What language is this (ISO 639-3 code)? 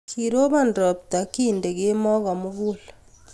kln